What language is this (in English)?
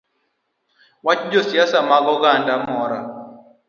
Luo (Kenya and Tanzania)